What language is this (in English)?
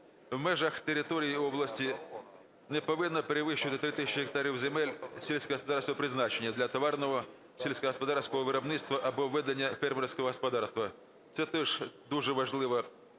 Ukrainian